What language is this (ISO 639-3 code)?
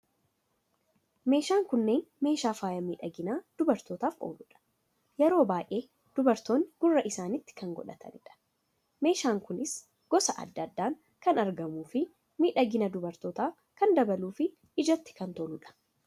orm